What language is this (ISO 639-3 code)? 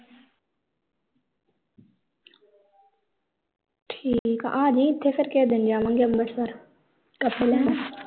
pan